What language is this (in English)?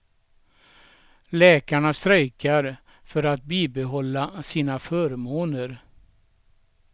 Swedish